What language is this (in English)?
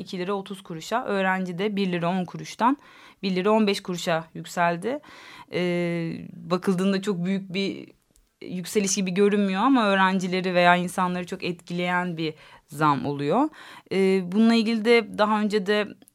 Turkish